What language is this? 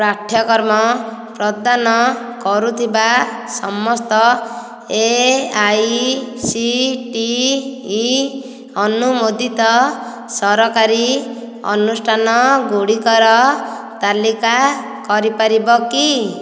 Odia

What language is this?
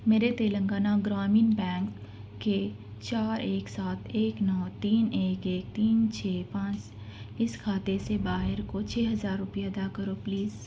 Urdu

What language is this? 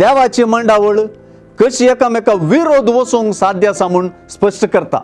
Romanian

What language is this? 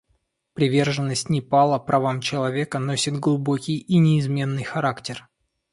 Russian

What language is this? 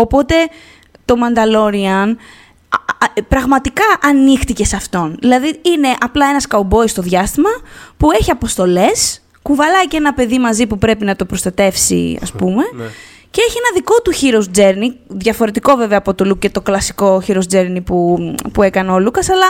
Greek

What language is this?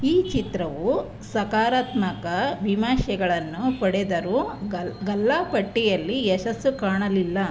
Kannada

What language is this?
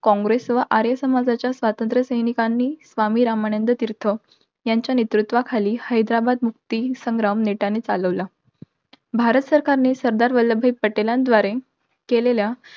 Marathi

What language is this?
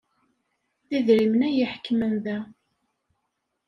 Kabyle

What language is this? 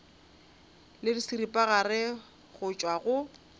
Northern Sotho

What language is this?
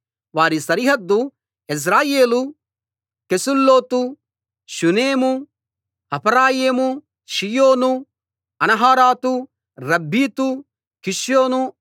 Telugu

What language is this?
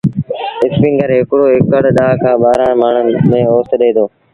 Sindhi Bhil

